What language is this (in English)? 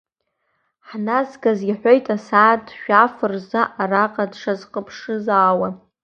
Abkhazian